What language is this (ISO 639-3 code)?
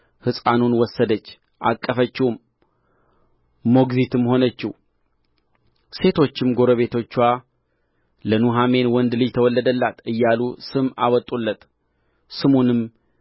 amh